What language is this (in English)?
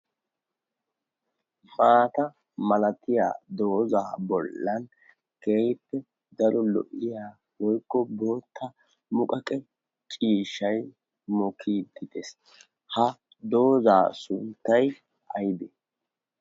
Wolaytta